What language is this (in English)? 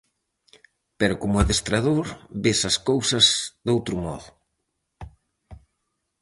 Galician